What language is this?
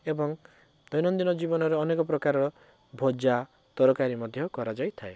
Odia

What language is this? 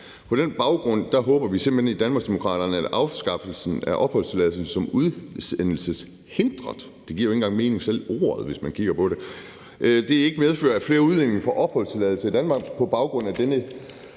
Danish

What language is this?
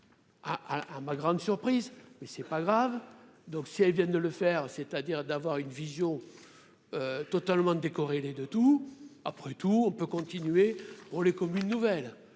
French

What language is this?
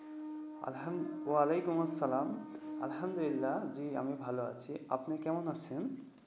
Bangla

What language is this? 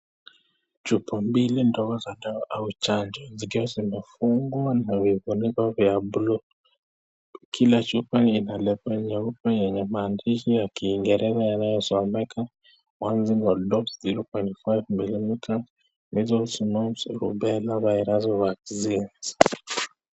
Swahili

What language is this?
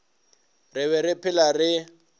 Northern Sotho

